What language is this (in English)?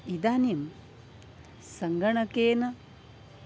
Sanskrit